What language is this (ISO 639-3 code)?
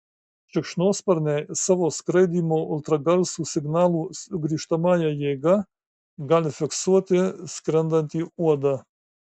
lit